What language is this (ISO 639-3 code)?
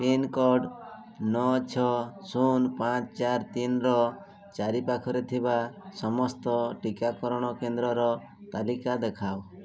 ori